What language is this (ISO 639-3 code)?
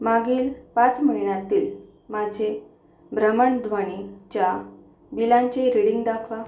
mar